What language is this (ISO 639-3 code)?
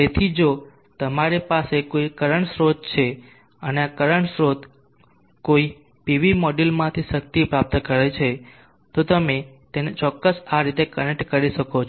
guj